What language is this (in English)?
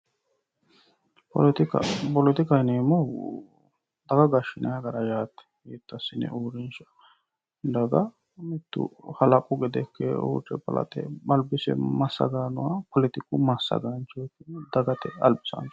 Sidamo